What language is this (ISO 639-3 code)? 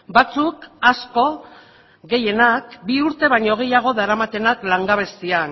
eus